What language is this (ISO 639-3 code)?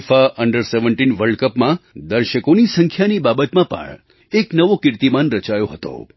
guj